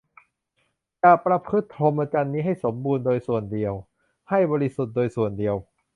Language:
Thai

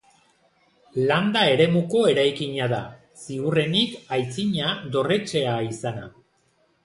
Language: Basque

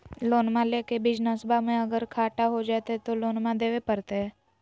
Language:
Magahi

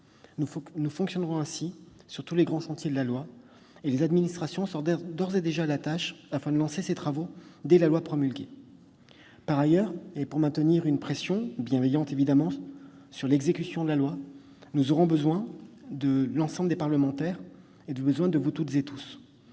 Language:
French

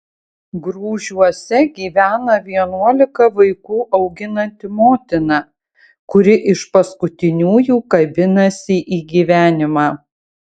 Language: Lithuanian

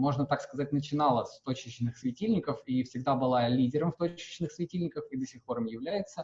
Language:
Russian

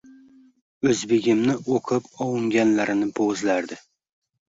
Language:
Uzbek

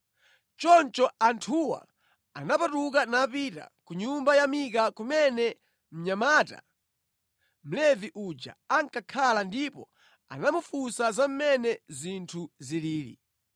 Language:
Nyanja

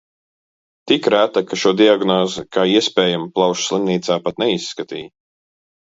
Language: Latvian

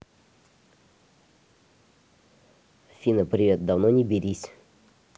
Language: Russian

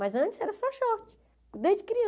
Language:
Portuguese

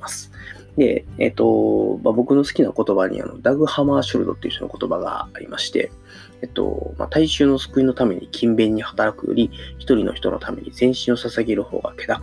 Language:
Japanese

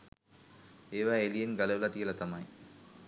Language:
Sinhala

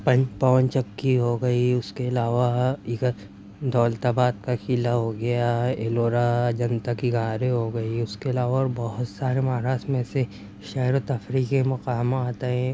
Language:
Urdu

